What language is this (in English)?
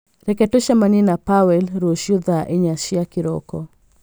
Kikuyu